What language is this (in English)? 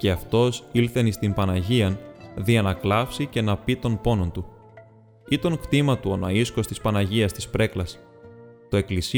Greek